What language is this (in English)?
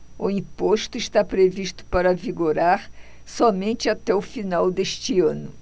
Portuguese